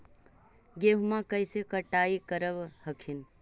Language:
Magahi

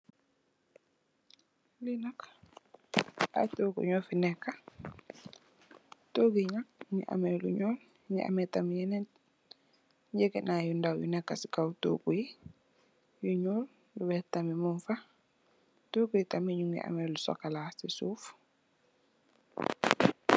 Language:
Wolof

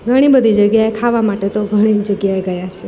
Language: Gujarati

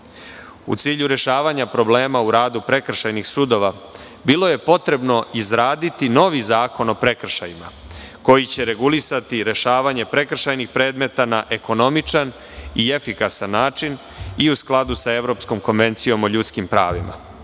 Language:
Serbian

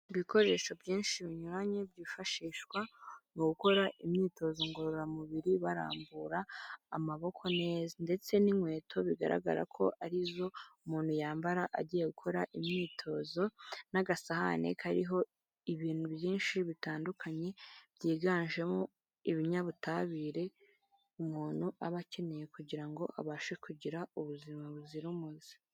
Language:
Kinyarwanda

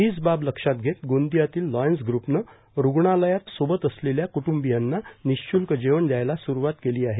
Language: Marathi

